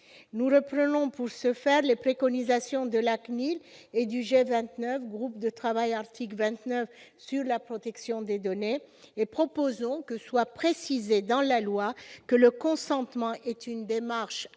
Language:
French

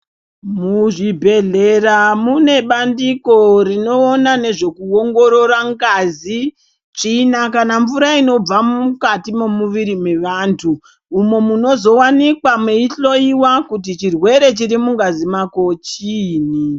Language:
Ndau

